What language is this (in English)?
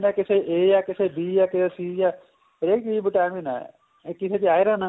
Punjabi